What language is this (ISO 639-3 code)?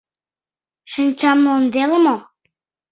chm